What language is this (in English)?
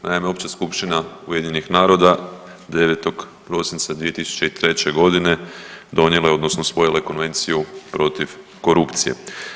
Croatian